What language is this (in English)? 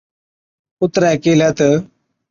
Od